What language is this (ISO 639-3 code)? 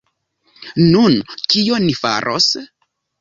epo